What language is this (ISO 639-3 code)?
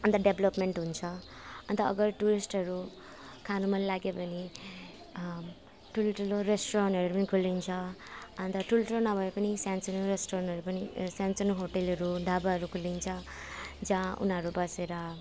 nep